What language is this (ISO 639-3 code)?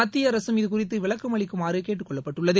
tam